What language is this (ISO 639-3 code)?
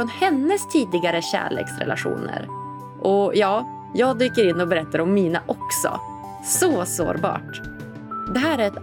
swe